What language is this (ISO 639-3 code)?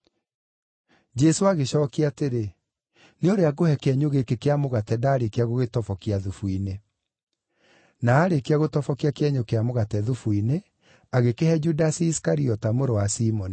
kik